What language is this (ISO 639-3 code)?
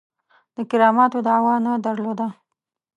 pus